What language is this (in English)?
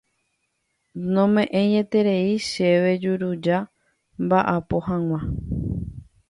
Guarani